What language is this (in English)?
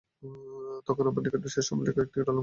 Bangla